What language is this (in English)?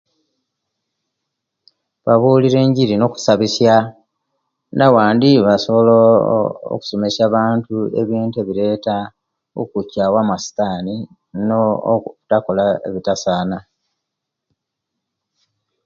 Kenyi